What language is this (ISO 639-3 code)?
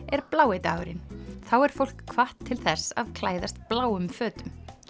isl